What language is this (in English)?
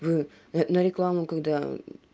Russian